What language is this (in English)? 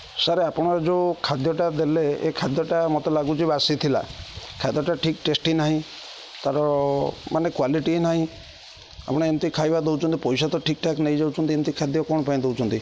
Odia